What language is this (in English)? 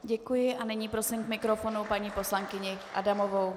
Czech